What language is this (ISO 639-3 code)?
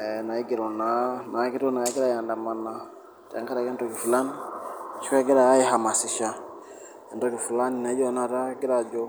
mas